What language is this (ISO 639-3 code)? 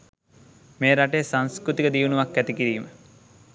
sin